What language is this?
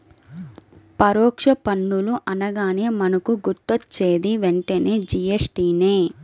Telugu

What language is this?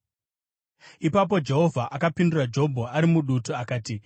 Shona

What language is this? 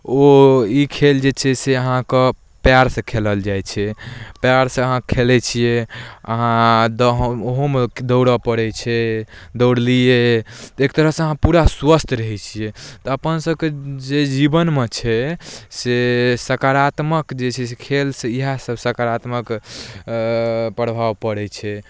Maithili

